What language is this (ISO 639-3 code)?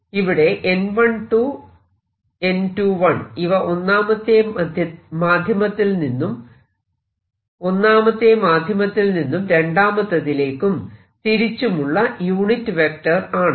mal